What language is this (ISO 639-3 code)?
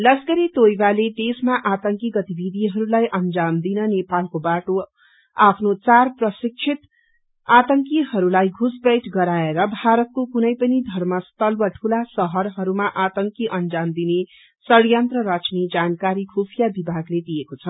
nep